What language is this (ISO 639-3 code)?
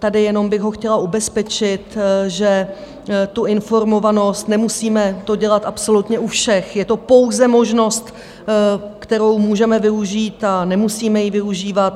ces